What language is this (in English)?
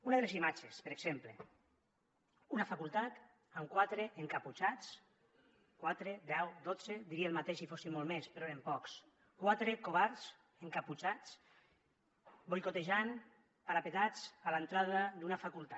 Catalan